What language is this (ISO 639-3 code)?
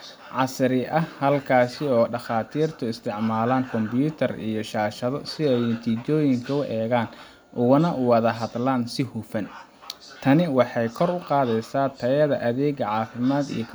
som